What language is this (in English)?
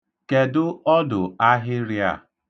Igbo